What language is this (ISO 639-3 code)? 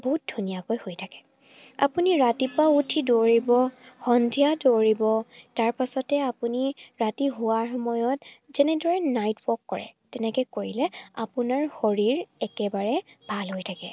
asm